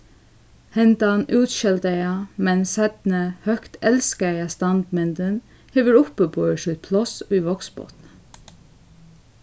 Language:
Faroese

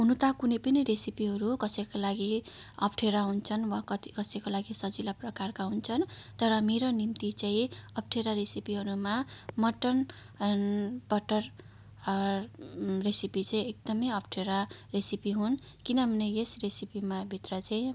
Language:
Nepali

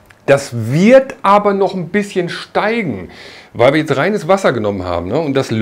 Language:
German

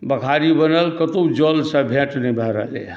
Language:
Maithili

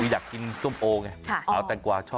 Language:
Thai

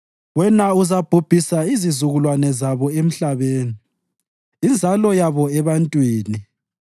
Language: North Ndebele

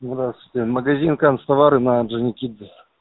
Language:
Russian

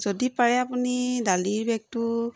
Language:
Assamese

